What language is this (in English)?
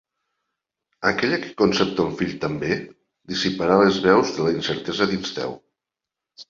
Catalan